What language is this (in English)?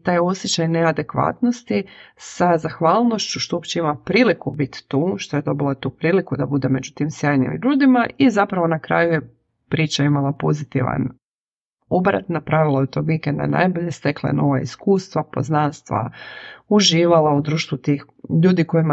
Croatian